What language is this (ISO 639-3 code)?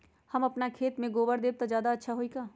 mag